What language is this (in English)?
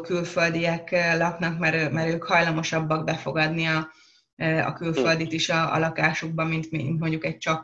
Hungarian